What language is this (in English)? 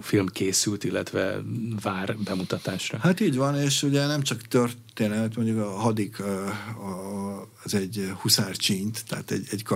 Hungarian